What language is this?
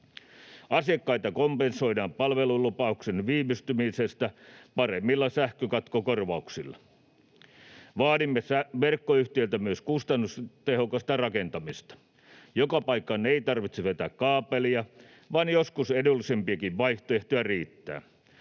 Finnish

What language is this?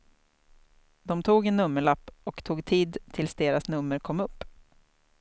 Swedish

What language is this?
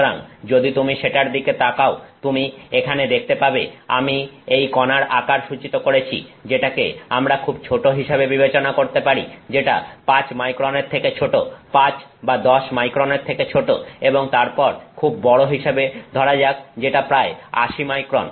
Bangla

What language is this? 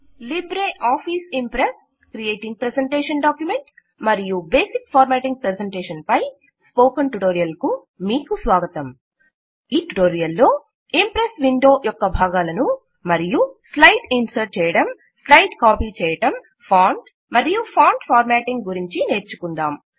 Telugu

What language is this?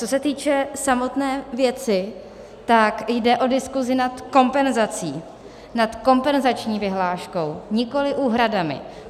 Czech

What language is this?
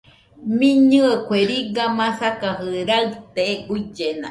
Nüpode Huitoto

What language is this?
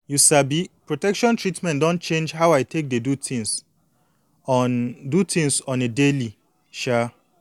Nigerian Pidgin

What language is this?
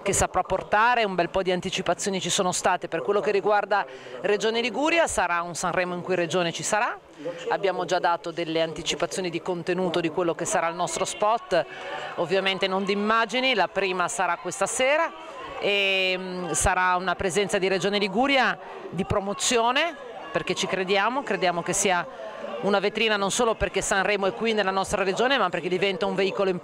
Italian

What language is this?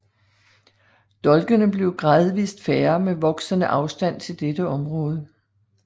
Danish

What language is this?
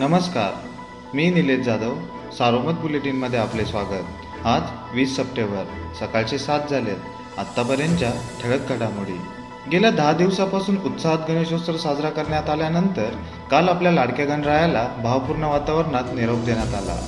Marathi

